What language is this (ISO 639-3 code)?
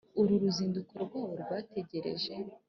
kin